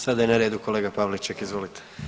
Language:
Croatian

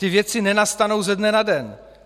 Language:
Czech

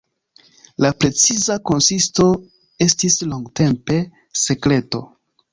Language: Esperanto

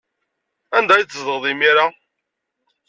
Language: Kabyle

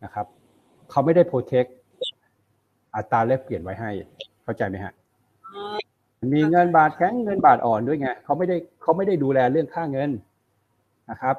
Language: Thai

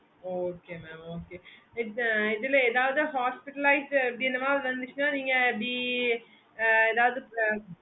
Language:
Tamil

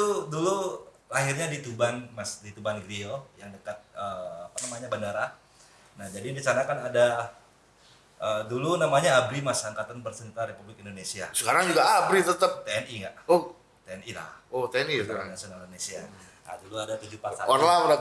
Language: Indonesian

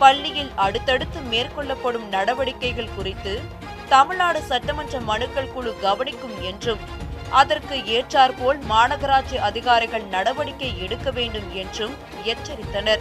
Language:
Tamil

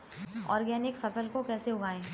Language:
Hindi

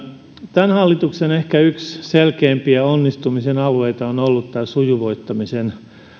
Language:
Finnish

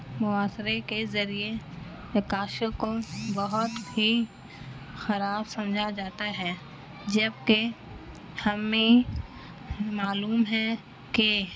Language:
Urdu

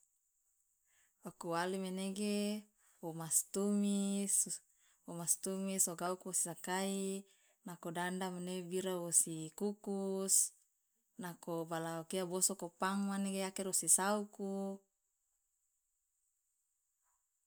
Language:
Loloda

